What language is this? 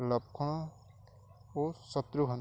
Odia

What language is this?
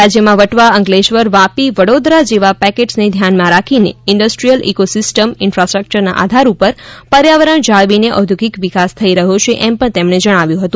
Gujarati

